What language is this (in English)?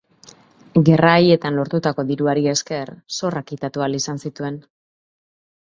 Basque